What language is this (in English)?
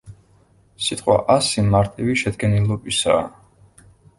Georgian